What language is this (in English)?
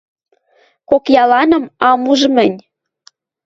Western Mari